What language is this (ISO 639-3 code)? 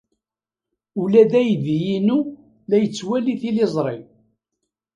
kab